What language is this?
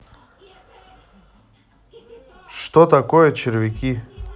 Russian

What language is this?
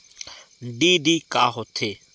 Chhattisgarhi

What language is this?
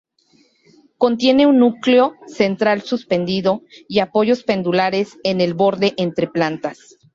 Spanish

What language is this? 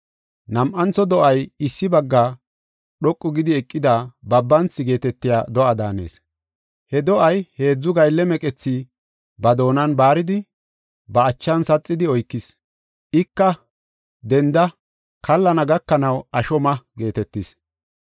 Gofa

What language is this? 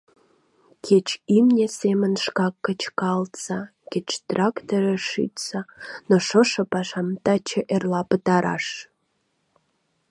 Mari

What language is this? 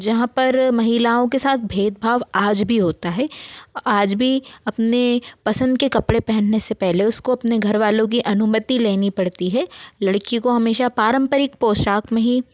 Hindi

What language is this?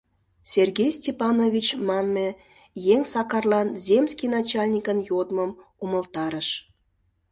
Mari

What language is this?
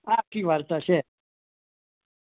Gujarati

